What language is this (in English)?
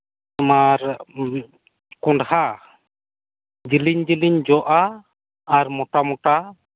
Santali